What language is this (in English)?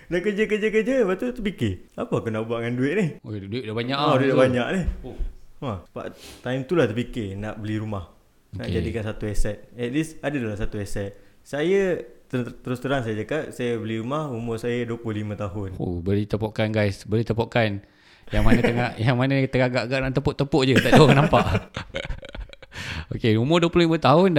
Malay